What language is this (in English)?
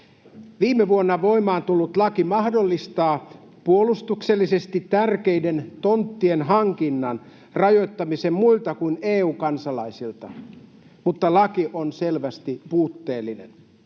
Finnish